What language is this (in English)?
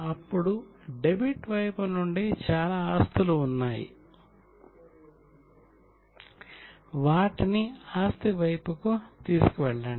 Telugu